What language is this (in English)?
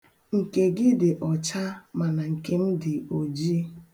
Igbo